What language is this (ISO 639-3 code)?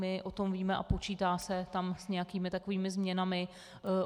ces